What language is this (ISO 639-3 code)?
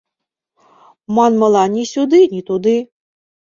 chm